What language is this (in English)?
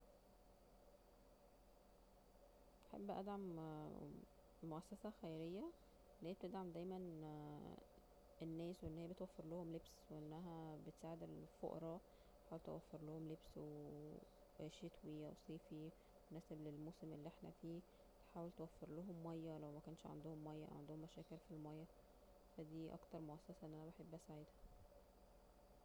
Egyptian Arabic